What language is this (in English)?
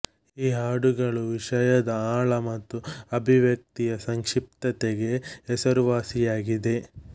Kannada